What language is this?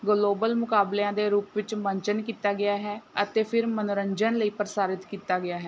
Punjabi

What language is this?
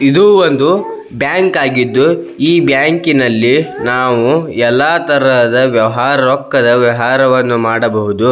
Kannada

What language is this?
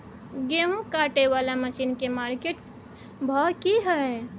Maithili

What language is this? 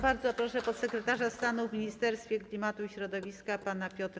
Polish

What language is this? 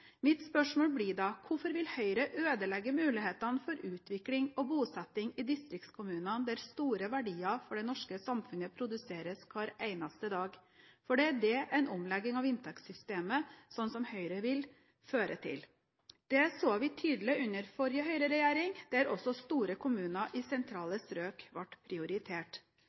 Norwegian Bokmål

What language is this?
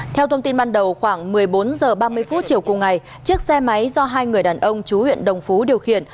Vietnamese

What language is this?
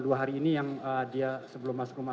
Indonesian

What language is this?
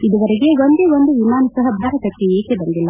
Kannada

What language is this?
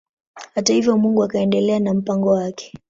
Swahili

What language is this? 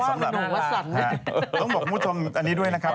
Thai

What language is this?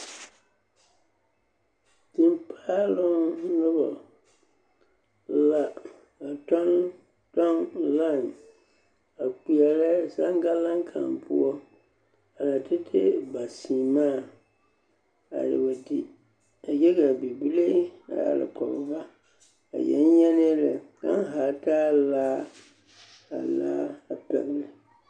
Southern Dagaare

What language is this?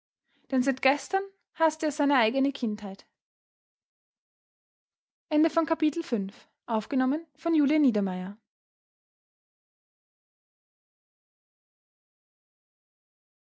German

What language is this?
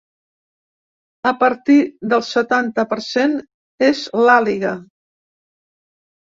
Catalan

